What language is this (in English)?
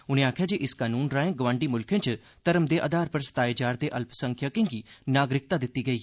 Dogri